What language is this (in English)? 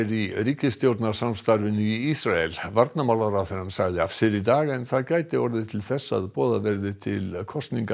Icelandic